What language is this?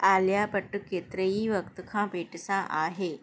Sindhi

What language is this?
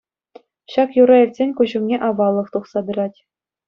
Chuvash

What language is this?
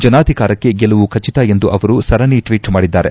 Kannada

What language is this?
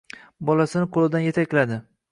Uzbek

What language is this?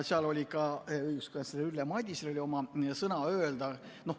Estonian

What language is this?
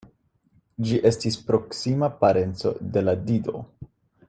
Esperanto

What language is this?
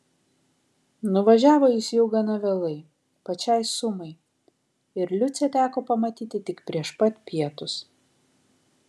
Lithuanian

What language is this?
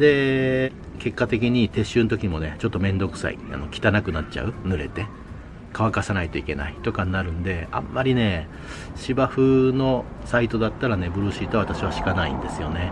Japanese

